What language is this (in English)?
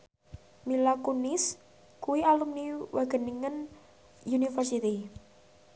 Javanese